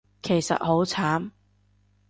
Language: Cantonese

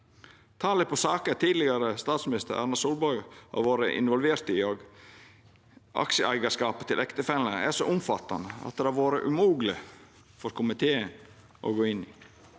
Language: Norwegian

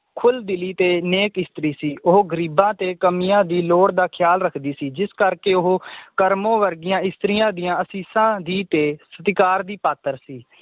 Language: Punjabi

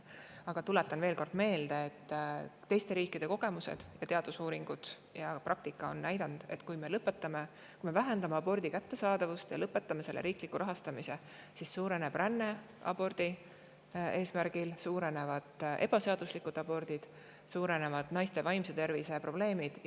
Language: Estonian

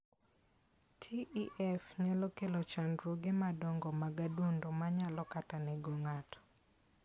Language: Luo (Kenya and Tanzania)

